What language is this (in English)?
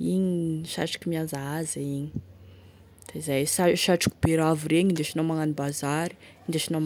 Tesaka Malagasy